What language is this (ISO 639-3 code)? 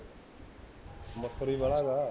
pan